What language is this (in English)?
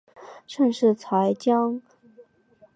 Chinese